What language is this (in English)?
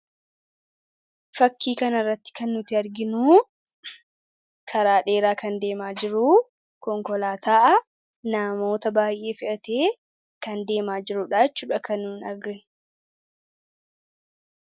Oromo